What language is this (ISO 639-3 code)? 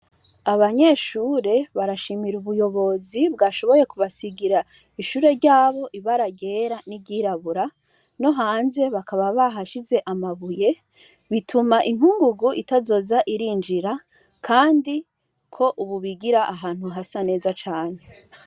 run